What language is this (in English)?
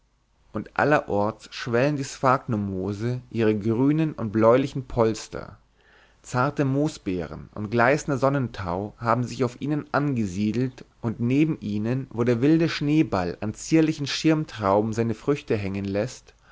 German